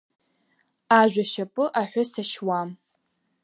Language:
Abkhazian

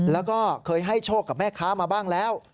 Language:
Thai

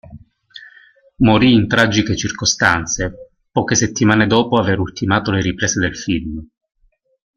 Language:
Italian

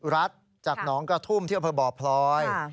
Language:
Thai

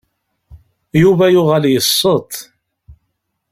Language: Kabyle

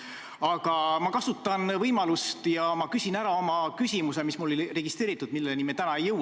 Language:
Estonian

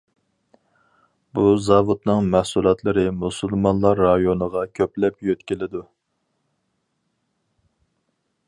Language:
Uyghur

